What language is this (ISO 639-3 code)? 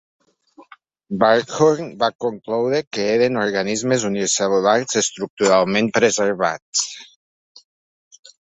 cat